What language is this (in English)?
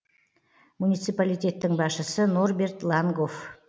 Kazakh